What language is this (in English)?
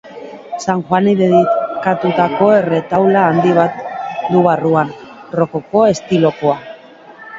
Basque